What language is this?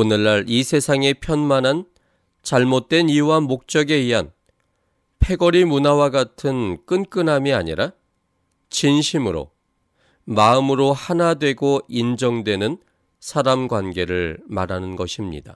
Korean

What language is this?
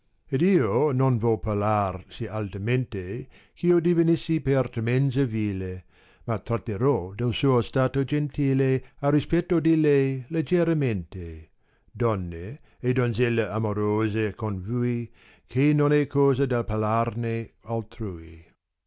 Italian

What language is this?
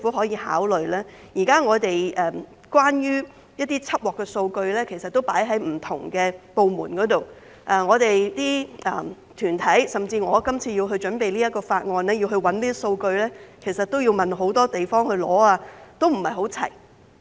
Cantonese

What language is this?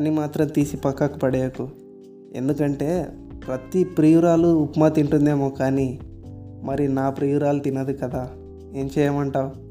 Telugu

